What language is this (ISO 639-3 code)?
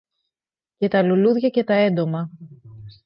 ell